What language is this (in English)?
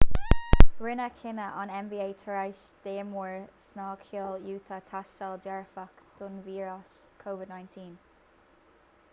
Irish